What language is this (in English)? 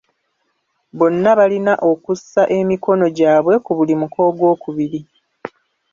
Ganda